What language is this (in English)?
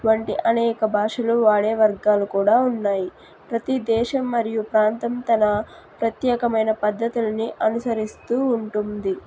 Telugu